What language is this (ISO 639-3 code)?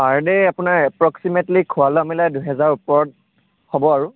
asm